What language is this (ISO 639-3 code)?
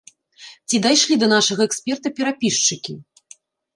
bel